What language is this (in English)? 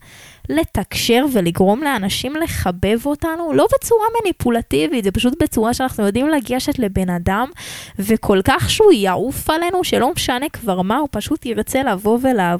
Hebrew